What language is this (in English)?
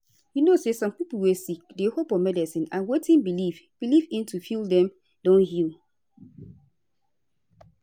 Nigerian Pidgin